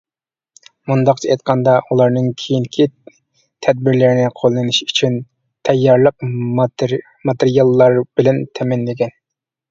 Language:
Uyghur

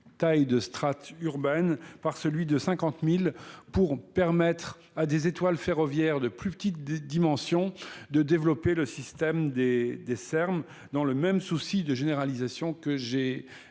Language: French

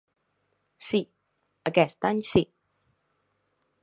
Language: Catalan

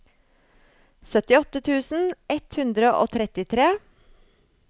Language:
Norwegian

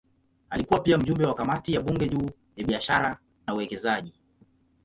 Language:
Swahili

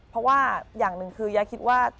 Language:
Thai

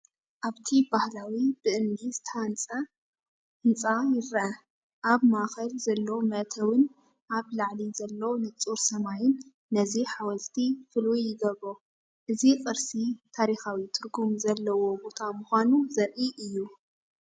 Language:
Tigrinya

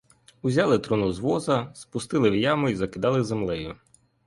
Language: Ukrainian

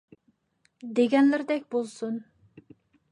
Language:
Uyghur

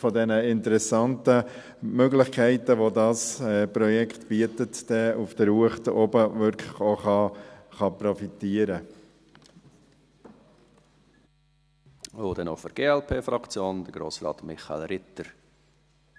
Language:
Swiss German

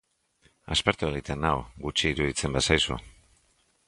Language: Basque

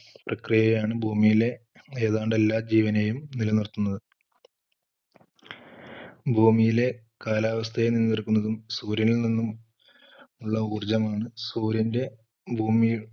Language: Malayalam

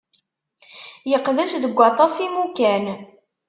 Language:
Kabyle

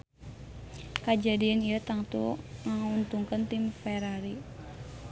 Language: Sundanese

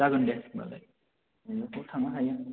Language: Bodo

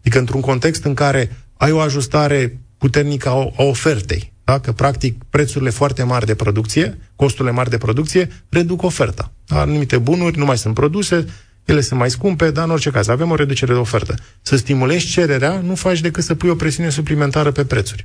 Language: Romanian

